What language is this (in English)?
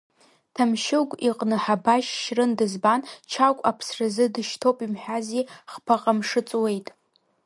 Abkhazian